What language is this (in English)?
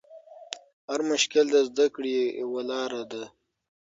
Pashto